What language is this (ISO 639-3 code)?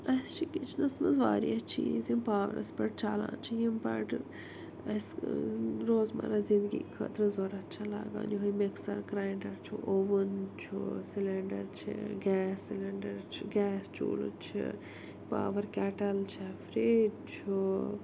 kas